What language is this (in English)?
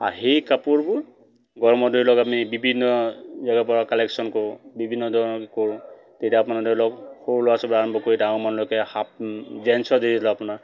Assamese